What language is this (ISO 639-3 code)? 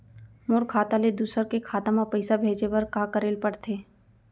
hne